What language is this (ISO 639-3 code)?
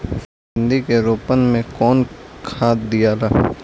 bho